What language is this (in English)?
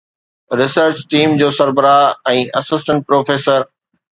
Sindhi